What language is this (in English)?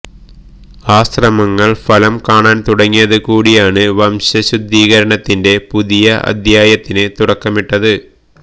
Malayalam